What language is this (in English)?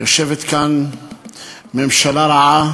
Hebrew